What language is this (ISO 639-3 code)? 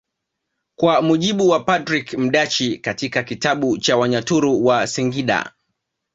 swa